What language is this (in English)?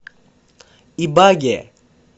Russian